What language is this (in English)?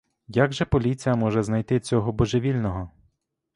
Ukrainian